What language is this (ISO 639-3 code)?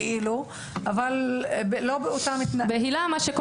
heb